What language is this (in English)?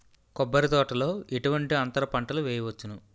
Telugu